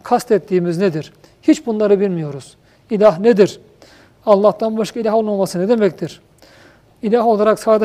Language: Turkish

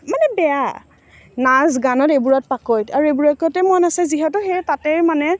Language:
Assamese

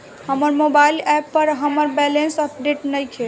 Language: Bhojpuri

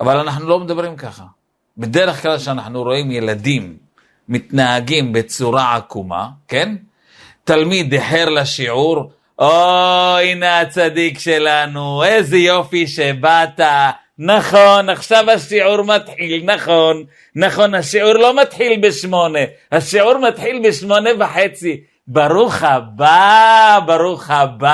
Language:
Hebrew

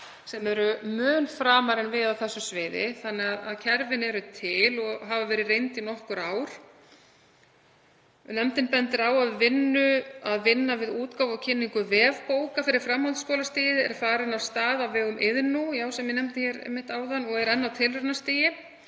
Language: Icelandic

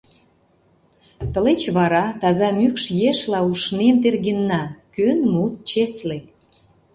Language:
Mari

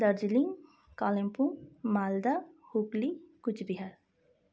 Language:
Nepali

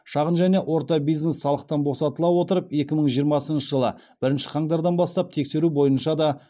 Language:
Kazakh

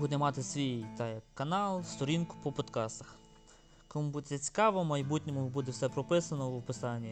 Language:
Ukrainian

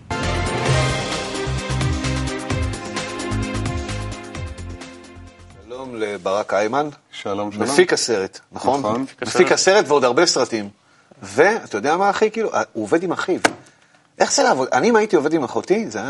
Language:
Hebrew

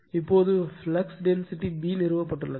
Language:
Tamil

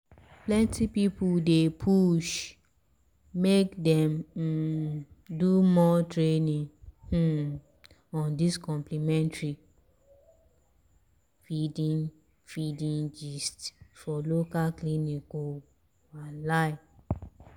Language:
Nigerian Pidgin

